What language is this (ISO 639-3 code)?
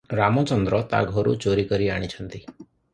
ori